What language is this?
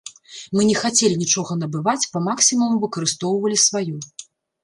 Belarusian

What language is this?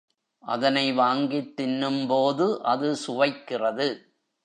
Tamil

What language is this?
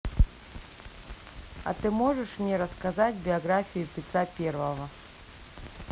Russian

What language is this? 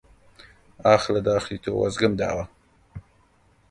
Central Kurdish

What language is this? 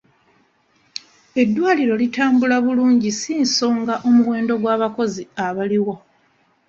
Ganda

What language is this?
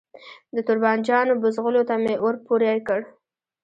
Pashto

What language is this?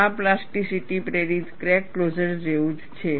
Gujarati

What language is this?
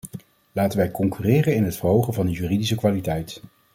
Dutch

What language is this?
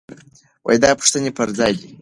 Pashto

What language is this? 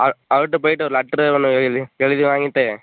Tamil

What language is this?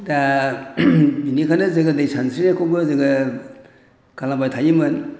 Bodo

